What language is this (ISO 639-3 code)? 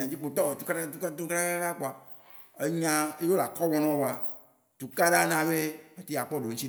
wci